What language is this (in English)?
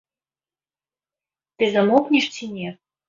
Belarusian